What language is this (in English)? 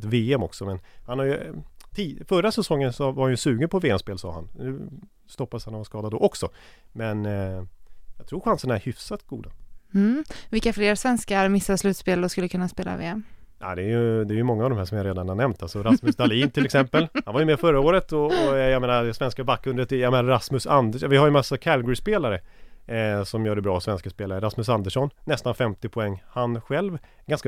Swedish